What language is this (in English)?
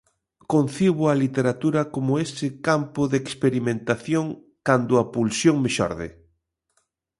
Galician